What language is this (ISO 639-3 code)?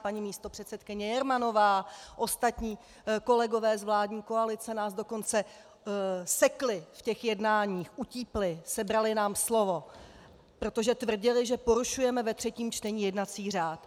ces